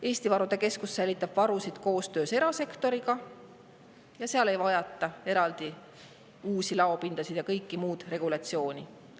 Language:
Estonian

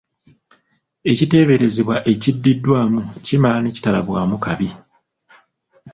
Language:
Ganda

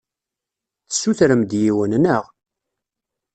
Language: Kabyle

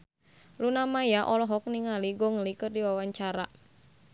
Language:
Sundanese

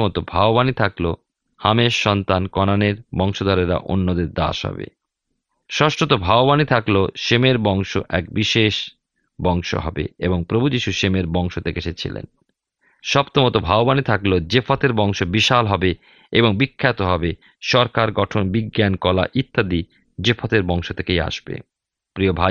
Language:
Bangla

